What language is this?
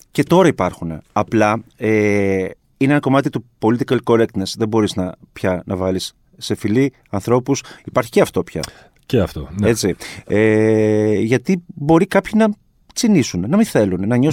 Greek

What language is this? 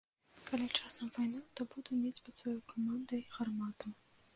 Belarusian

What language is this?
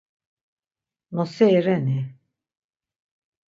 Laz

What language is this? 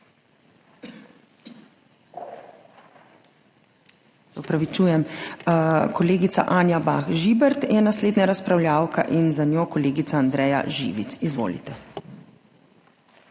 Slovenian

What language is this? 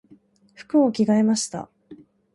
Japanese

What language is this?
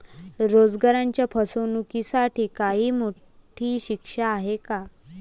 Marathi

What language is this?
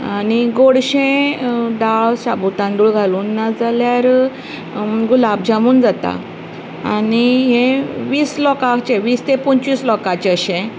Konkani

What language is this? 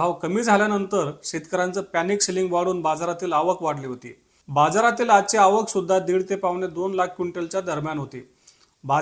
Marathi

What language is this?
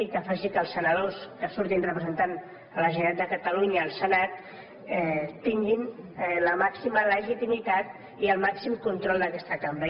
Catalan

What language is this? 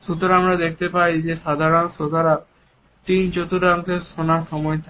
Bangla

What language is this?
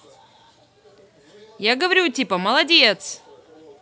Russian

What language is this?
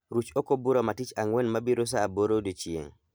Luo (Kenya and Tanzania)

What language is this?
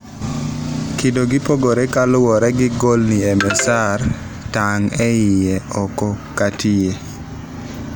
Luo (Kenya and Tanzania)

